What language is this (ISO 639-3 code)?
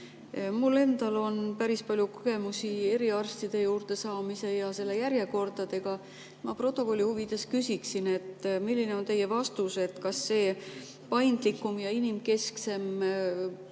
est